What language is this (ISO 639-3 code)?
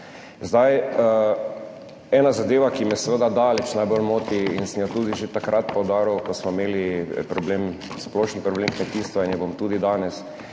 slv